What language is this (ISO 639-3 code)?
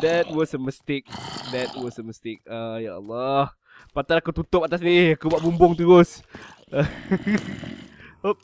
msa